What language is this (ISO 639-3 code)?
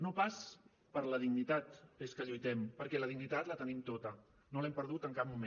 cat